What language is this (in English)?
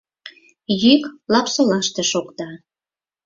Mari